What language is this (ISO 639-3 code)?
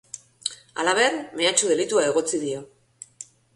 eus